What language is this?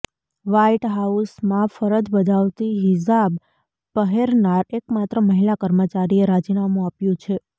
Gujarati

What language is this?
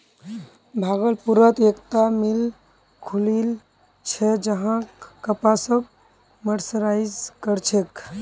Magahi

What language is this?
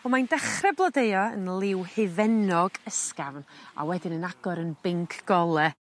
Welsh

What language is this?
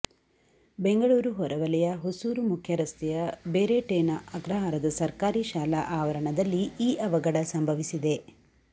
Kannada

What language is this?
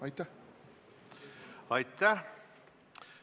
Estonian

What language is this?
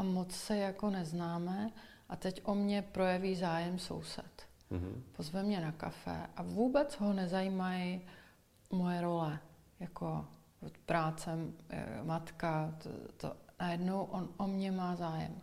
Czech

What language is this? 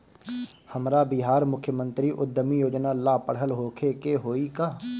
Bhojpuri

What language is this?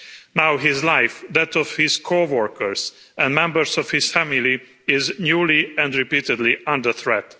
English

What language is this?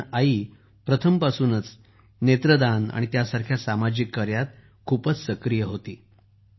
Marathi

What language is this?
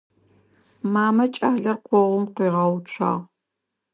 Adyghe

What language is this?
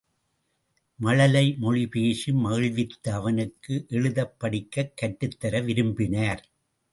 Tamil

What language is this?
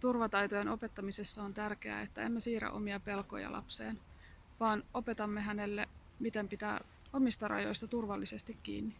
Finnish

